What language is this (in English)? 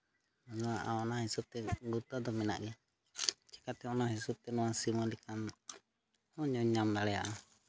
Santali